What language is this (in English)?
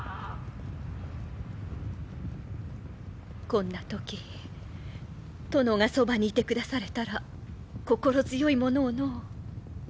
Japanese